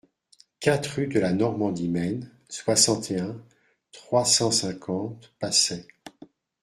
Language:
French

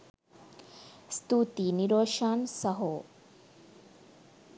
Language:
Sinhala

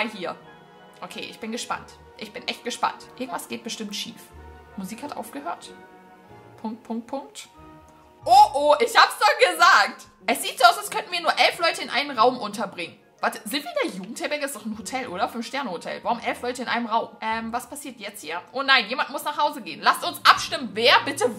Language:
German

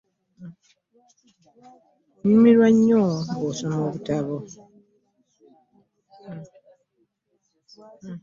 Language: Ganda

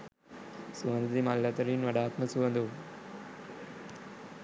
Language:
Sinhala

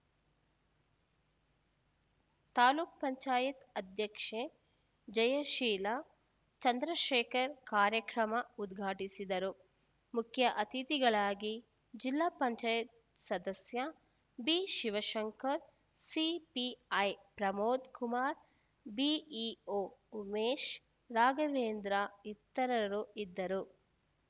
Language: Kannada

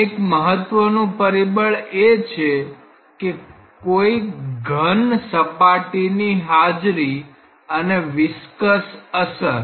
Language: Gujarati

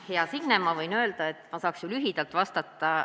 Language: Estonian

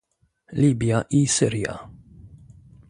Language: Polish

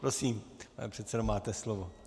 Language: Czech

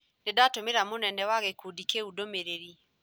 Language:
Kikuyu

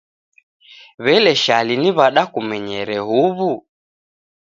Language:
Taita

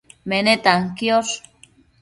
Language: Matsés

